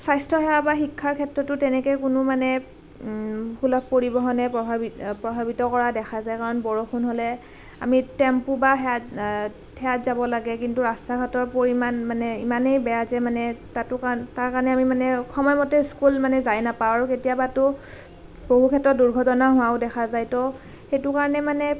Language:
Assamese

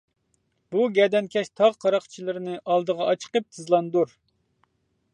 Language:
Uyghur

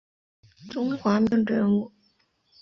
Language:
Chinese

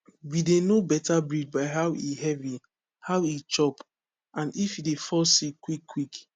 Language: Nigerian Pidgin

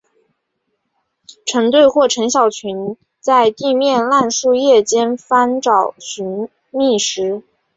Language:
Chinese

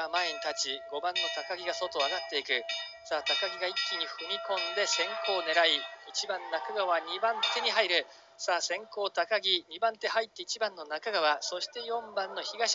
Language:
Japanese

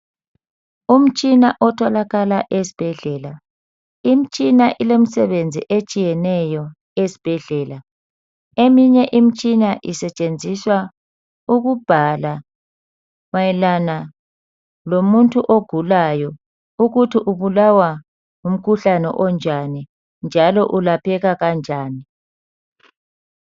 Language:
North Ndebele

